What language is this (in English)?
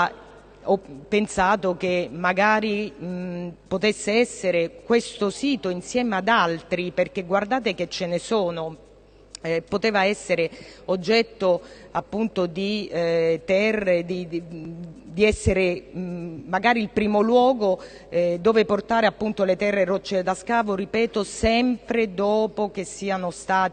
Italian